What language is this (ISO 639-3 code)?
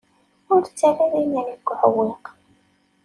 kab